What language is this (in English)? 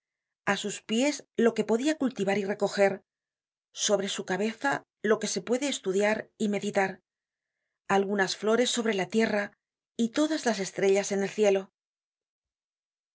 Spanish